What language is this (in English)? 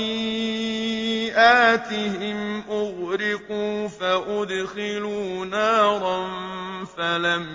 Arabic